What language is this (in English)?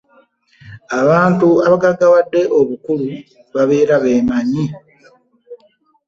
Ganda